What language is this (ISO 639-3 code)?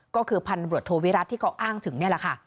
tha